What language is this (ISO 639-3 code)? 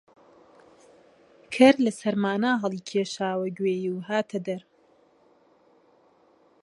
ckb